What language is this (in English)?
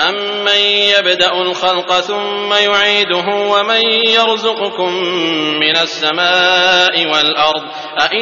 Arabic